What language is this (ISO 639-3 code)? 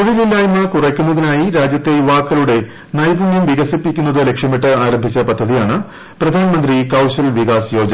mal